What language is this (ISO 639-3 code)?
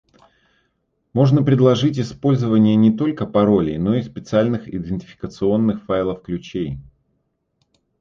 rus